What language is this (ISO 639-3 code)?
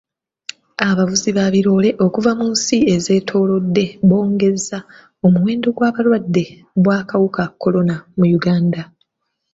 lug